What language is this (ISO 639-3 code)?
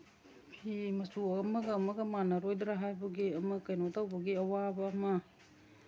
mni